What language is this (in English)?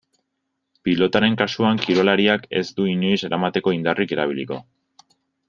Basque